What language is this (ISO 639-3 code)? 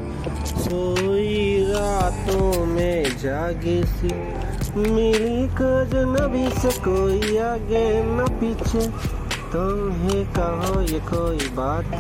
urd